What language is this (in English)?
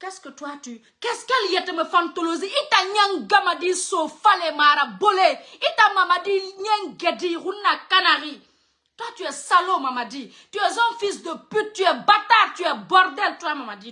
French